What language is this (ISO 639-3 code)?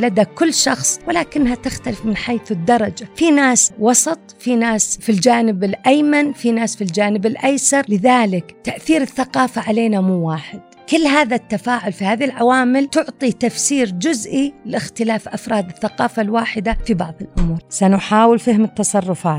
ara